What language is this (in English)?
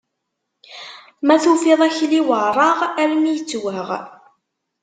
Kabyle